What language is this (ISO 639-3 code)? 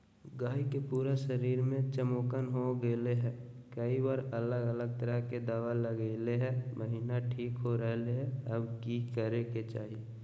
mag